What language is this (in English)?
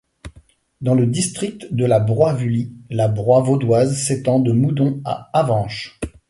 French